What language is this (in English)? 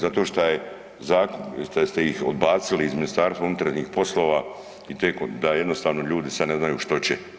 Croatian